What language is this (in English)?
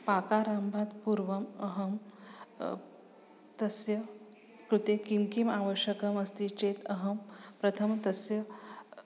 Sanskrit